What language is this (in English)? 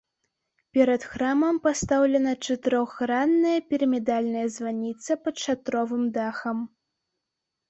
Belarusian